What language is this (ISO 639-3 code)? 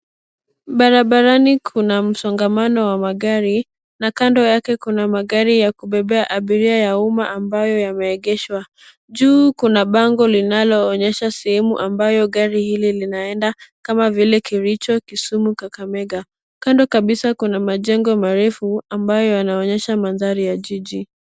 swa